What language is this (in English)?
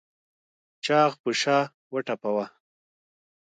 Pashto